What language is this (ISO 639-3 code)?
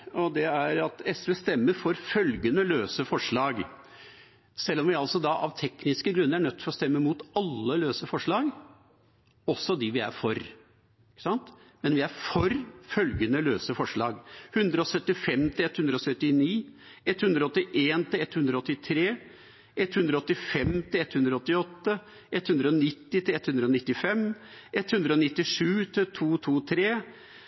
nob